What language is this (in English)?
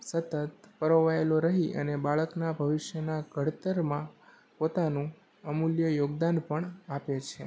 Gujarati